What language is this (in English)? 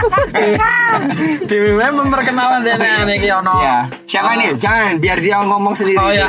Indonesian